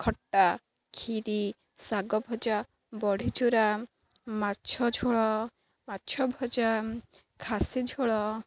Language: Odia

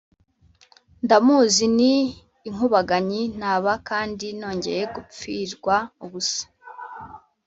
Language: Kinyarwanda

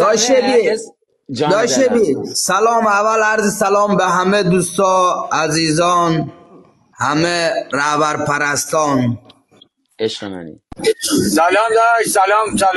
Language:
Persian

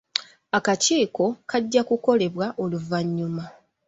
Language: Ganda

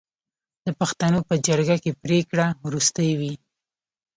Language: Pashto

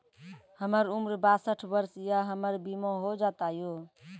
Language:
Maithili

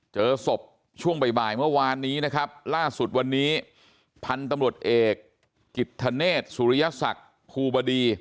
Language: Thai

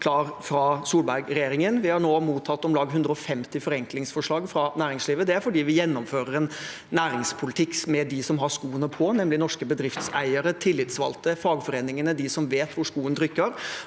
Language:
Norwegian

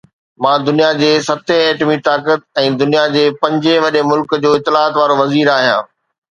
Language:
Sindhi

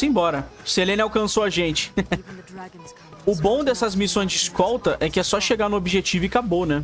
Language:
Portuguese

